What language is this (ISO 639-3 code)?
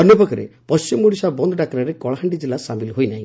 ori